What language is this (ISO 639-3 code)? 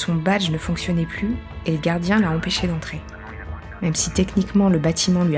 fra